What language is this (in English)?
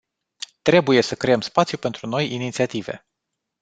Romanian